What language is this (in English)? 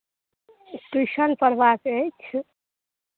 Maithili